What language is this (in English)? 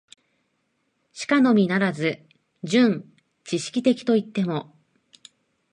Japanese